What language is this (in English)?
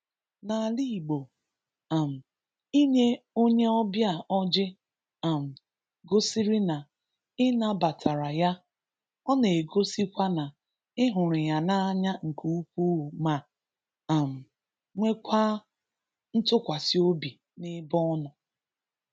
Igbo